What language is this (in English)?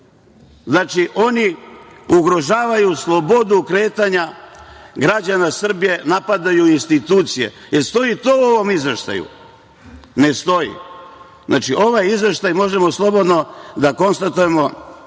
Serbian